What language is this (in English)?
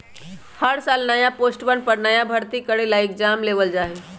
Magahi